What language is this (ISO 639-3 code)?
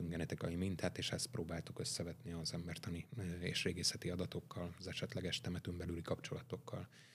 hun